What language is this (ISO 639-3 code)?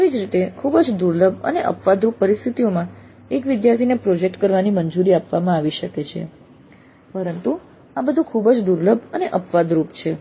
guj